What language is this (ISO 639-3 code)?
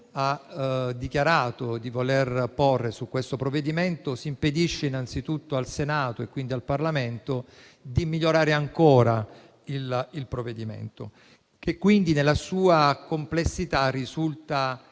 ita